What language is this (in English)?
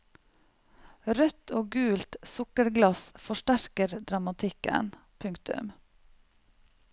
Norwegian